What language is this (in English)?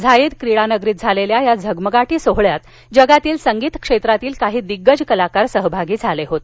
Marathi